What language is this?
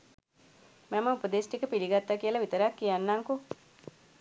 Sinhala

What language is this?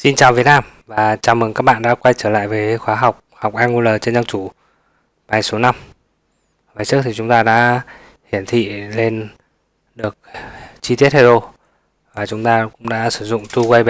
Vietnamese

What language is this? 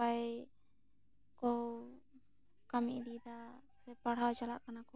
Santali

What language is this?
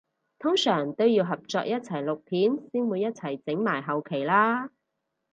Cantonese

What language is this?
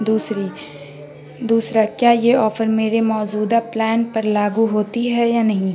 Urdu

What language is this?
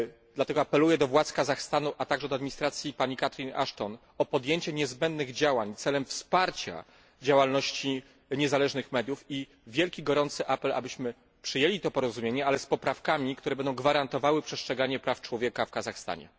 Polish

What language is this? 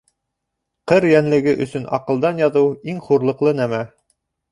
Bashkir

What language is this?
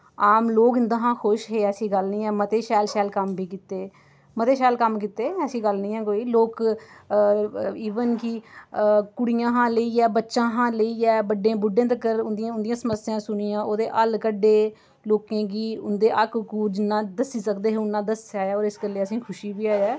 Dogri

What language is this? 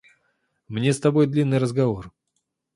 Russian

